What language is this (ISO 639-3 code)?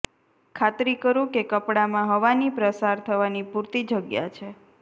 guj